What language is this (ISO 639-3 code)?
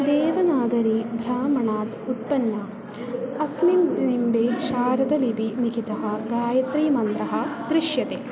san